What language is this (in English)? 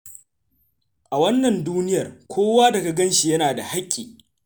Hausa